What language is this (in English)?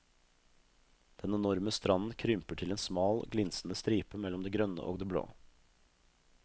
Norwegian